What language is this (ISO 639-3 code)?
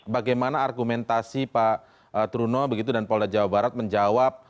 ind